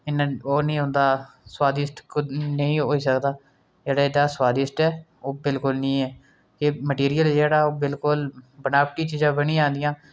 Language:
Dogri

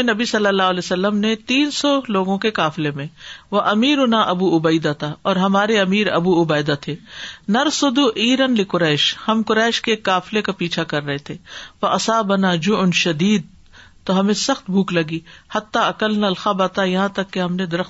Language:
Urdu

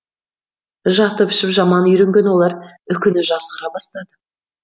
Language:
Kazakh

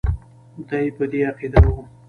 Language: Pashto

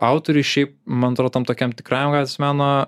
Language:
Lithuanian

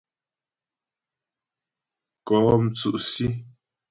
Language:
Ghomala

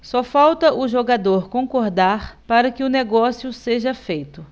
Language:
Portuguese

